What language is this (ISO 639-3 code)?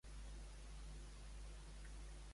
cat